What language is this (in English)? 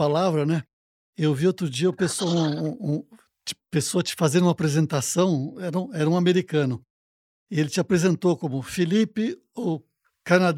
Portuguese